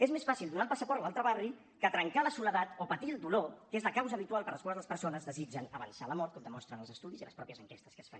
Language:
Catalan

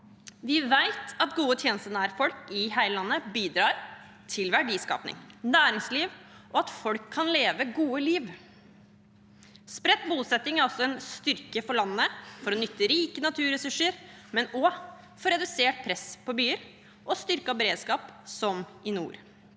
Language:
Norwegian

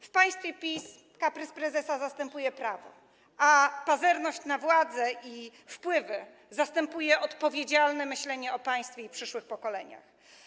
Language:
Polish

